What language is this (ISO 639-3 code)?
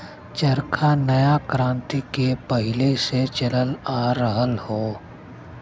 bho